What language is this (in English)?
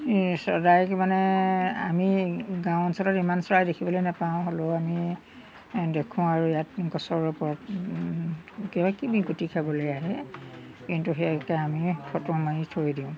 Assamese